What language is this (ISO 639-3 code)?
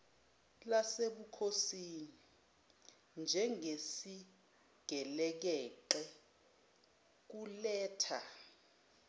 zul